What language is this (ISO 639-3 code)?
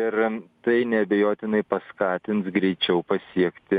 lit